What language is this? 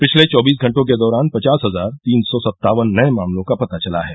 Hindi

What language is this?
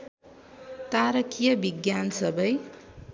Nepali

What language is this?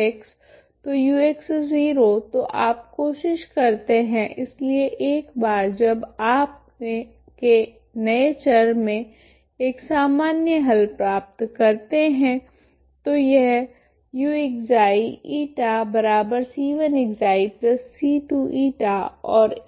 Hindi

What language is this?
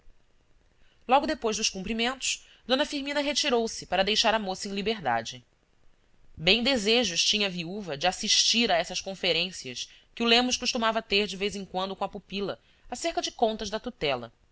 Portuguese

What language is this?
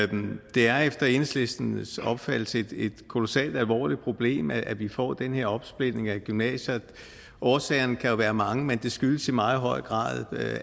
Danish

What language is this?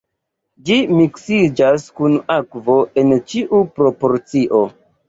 Esperanto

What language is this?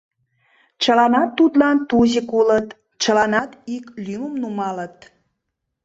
Mari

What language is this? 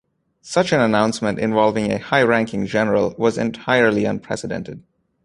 English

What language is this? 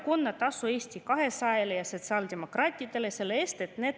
Estonian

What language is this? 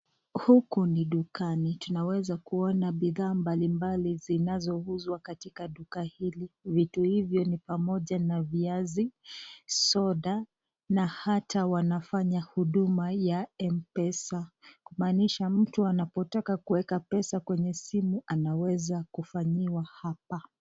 Swahili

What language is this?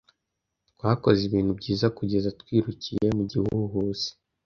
Kinyarwanda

